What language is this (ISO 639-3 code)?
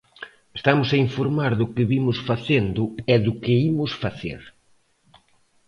glg